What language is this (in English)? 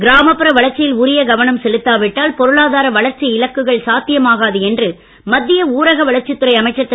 Tamil